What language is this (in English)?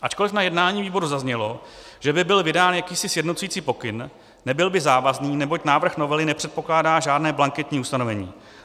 Czech